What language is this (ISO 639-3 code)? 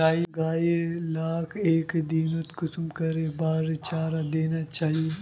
mag